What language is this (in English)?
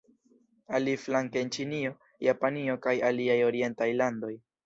Esperanto